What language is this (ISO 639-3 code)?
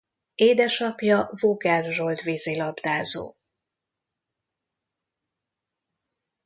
hun